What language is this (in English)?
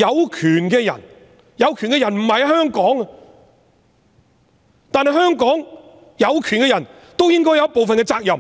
Cantonese